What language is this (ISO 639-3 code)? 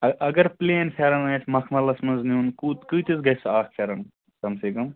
kas